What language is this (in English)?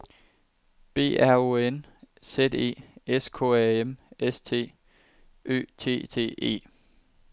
Danish